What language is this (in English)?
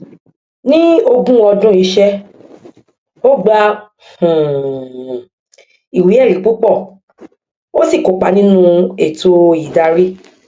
Yoruba